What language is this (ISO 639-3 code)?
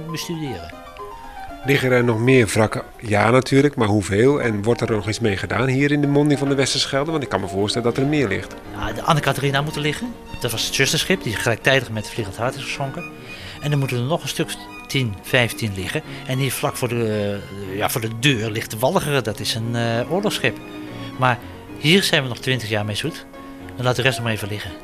nld